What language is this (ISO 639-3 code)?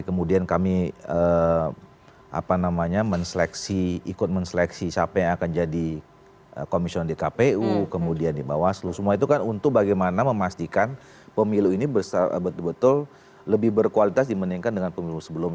ind